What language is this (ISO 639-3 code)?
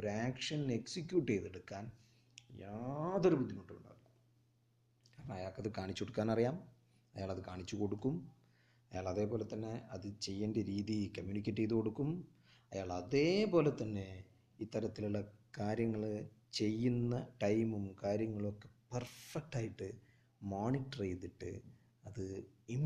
mal